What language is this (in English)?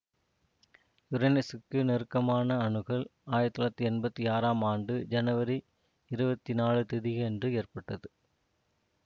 Tamil